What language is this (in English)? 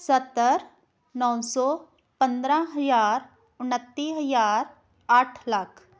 Punjabi